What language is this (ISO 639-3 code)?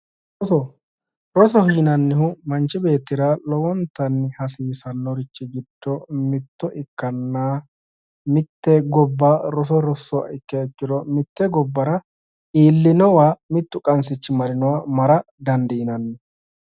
sid